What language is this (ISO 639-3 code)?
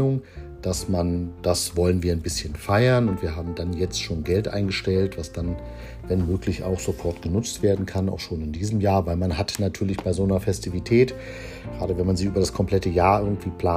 deu